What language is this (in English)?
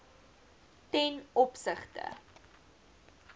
Afrikaans